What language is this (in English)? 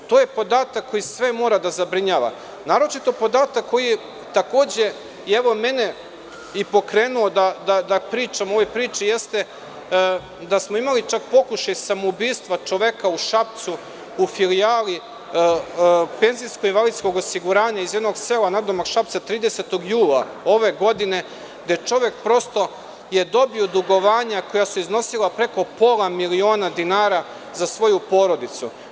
Serbian